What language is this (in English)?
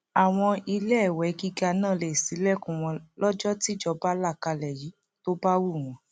Yoruba